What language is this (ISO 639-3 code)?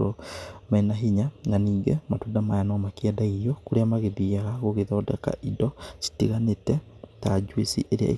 kik